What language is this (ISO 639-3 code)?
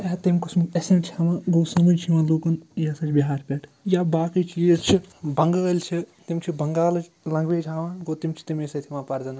kas